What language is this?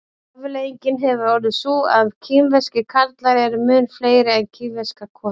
Icelandic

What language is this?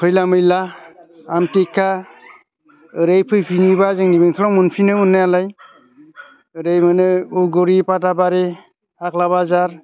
Bodo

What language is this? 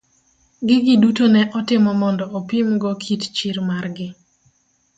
Luo (Kenya and Tanzania)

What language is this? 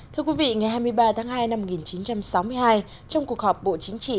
Vietnamese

